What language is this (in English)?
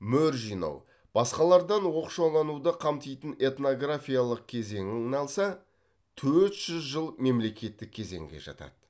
Kazakh